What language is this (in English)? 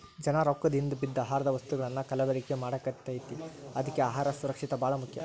Kannada